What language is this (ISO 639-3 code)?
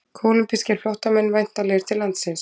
isl